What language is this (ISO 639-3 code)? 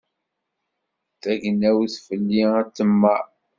kab